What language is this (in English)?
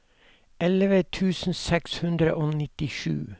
Norwegian